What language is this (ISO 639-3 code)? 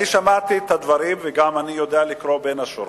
heb